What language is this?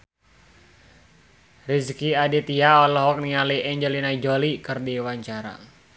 Sundanese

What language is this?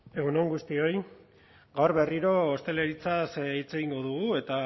Basque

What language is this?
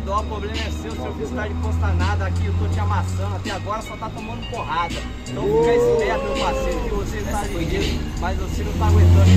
Portuguese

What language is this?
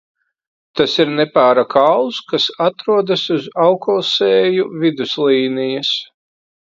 Latvian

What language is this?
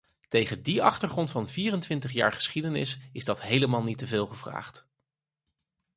Dutch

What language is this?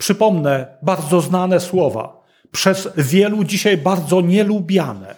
Polish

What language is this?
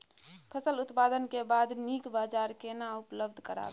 Maithili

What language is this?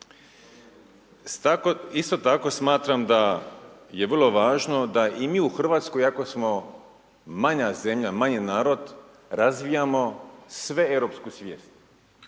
Croatian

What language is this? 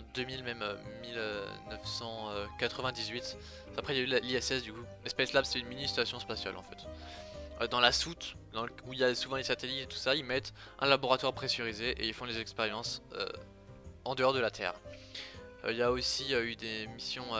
French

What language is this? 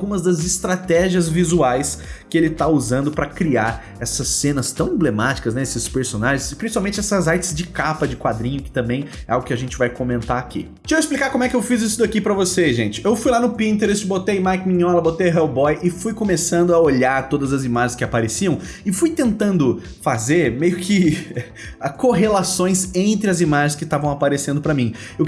Portuguese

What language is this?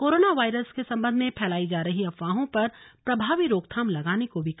Hindi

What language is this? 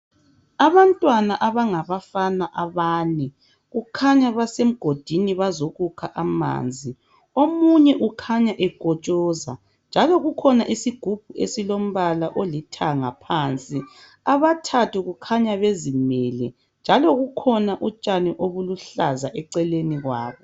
North Ndebele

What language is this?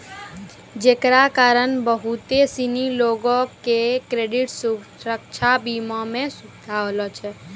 Maithili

